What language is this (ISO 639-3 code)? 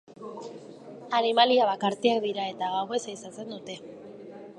eus